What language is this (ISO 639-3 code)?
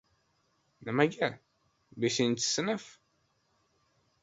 uzb